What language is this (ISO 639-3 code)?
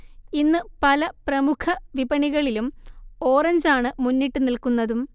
mal